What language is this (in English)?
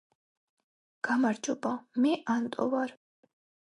Georgian